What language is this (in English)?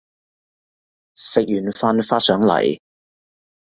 Cantonese